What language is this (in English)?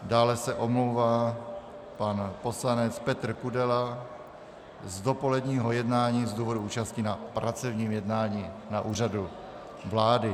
Czech